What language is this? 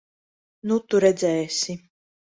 Latvian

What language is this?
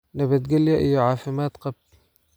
Somali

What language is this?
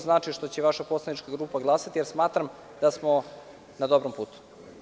Serbian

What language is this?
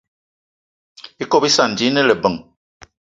Eton (Cameroon)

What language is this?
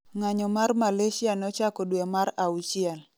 Luo (Kenya and Tanzania)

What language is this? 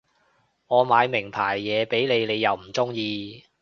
Cantonese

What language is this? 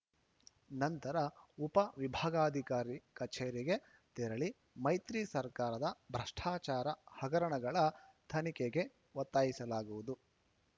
Kannada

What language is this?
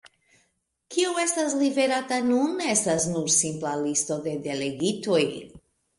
Esperanto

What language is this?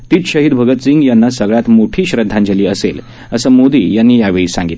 Marathi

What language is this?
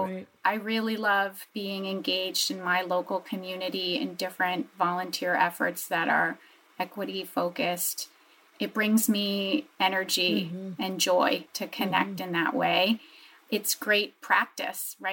English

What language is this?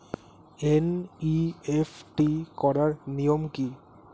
Bangla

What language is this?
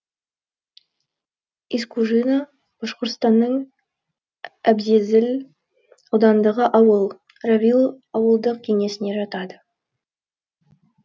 Kazakh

